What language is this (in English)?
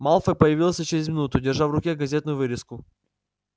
Russian